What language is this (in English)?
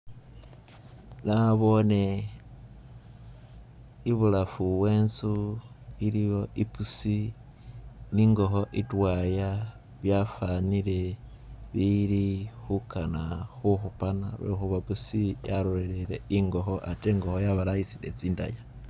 Masaaba